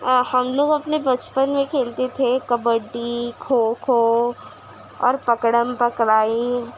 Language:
Urdu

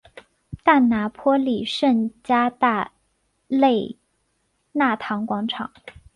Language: Chinese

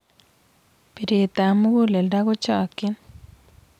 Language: Kalenjin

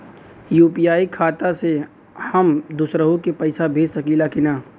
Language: Bhojpuri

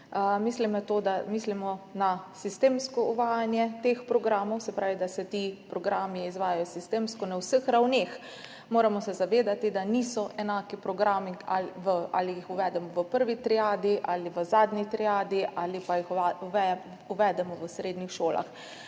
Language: Slovenian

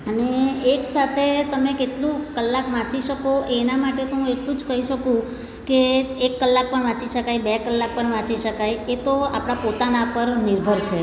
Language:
Gujarati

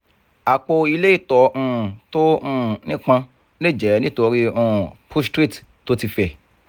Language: Yoruba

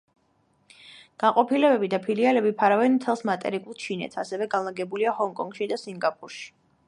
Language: Georgian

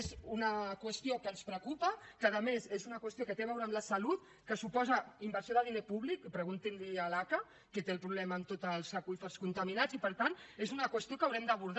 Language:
Catalan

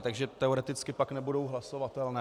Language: Czech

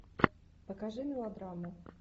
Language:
Russian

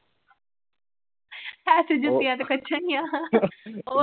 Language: Punjabi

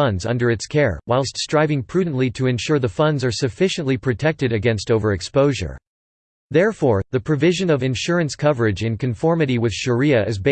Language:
English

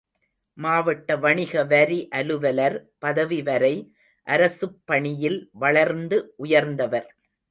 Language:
Tamil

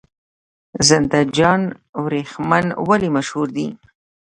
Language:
Pashto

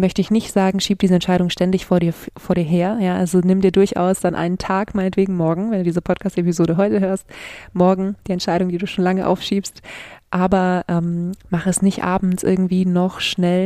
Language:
German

